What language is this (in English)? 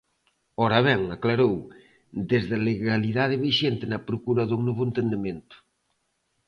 Galician